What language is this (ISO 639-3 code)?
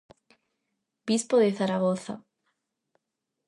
glg